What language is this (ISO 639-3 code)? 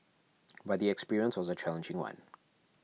eng